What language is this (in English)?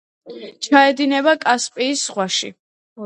Georgian